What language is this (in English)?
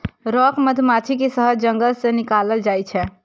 Maithili